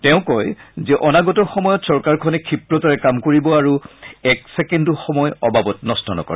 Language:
Assamese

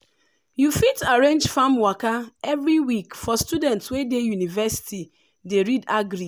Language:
Nigerian Pidgin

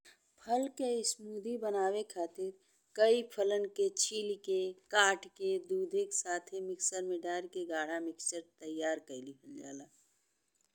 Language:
Bhojpuri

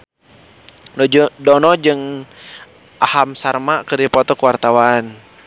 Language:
Sundanese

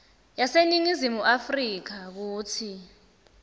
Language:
Swati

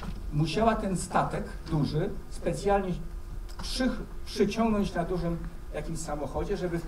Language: Polish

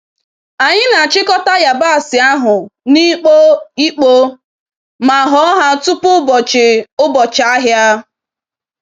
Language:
Igbo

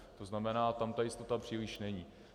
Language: Czech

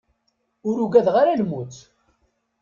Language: Kabyle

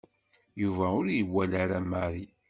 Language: Kabyle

